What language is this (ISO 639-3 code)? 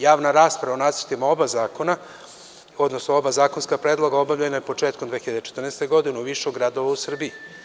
srp